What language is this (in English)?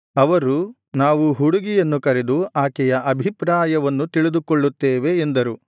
Kannada